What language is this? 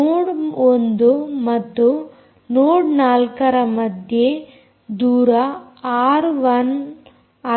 Kannada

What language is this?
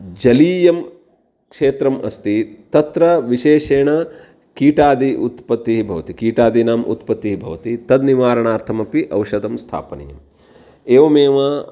Sanskrit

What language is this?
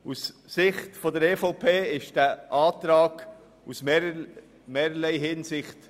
Swiss German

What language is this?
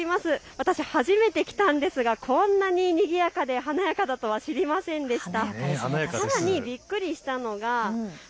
Japanese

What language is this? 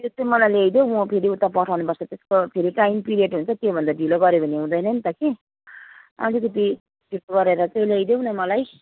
Nepali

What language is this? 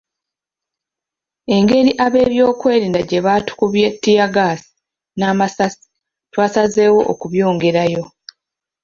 Ganda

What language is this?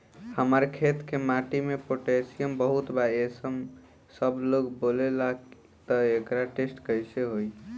Bhojpuri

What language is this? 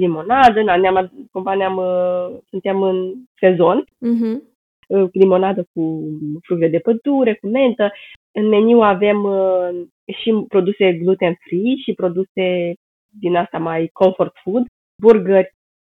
Romanian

